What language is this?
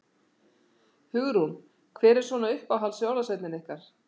Icelandic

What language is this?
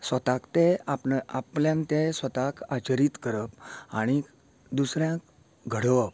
Konkani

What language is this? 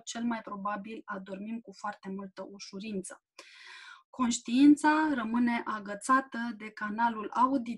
Romanian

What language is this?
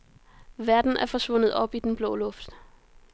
Danish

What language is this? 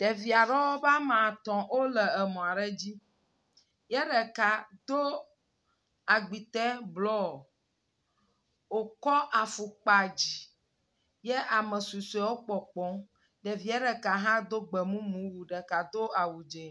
Ewe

